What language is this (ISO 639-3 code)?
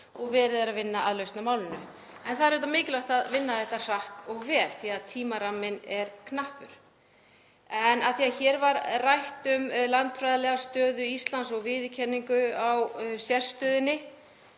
isl